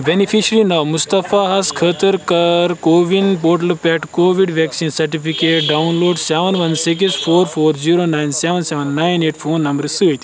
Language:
Kashmiri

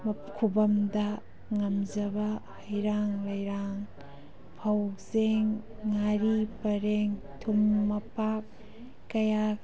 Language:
Manipuri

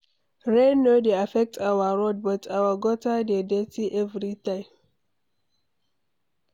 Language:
Nigerian Pidgin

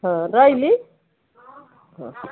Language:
Odia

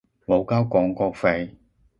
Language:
Cantonese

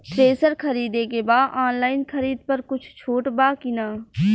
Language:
Bhojpuri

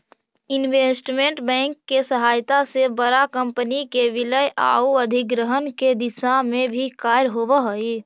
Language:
Magahi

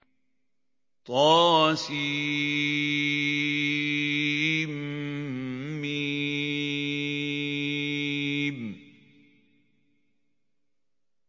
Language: Arabic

